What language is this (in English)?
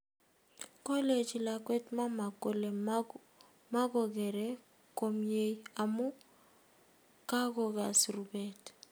Kalenjin